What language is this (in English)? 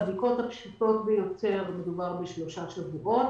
Hebrew